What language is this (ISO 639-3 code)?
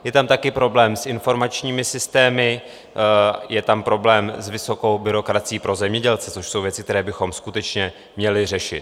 ces